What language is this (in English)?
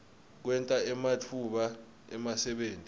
Swati